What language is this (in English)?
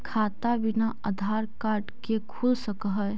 Magahi